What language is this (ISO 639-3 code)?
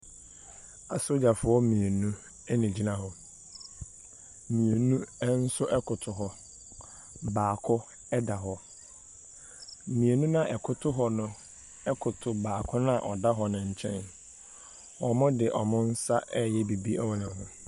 aka